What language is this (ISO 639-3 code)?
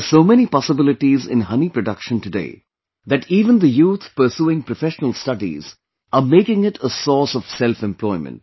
eng